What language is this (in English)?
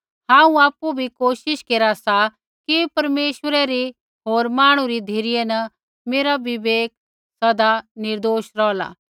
Kullu Pahari